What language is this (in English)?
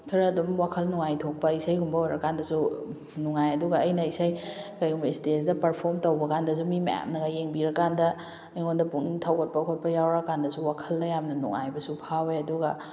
Manipuri